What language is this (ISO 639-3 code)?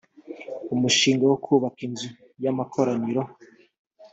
kin